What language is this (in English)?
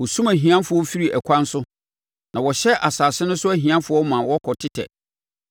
Akan